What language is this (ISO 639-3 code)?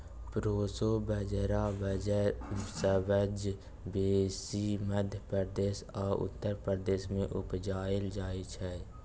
mai